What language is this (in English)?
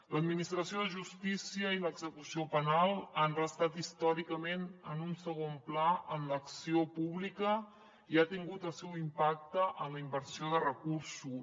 Catalan